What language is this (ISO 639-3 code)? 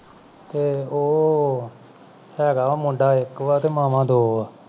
pan